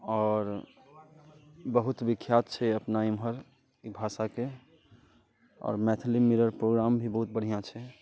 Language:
Maithili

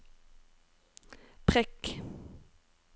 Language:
Norwegian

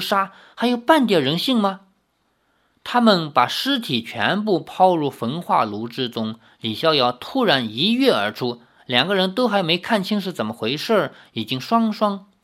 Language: Chinese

